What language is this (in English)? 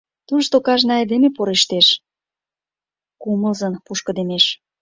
Mari